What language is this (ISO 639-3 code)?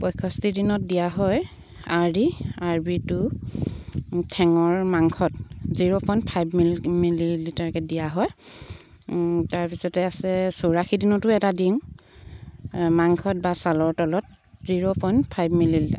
asm